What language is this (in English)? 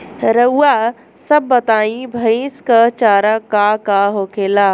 Bhojpuri